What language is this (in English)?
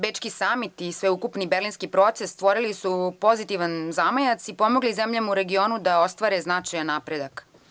Serbian